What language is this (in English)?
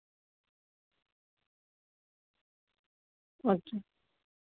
Dogri